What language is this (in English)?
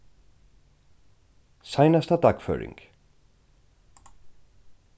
Faroese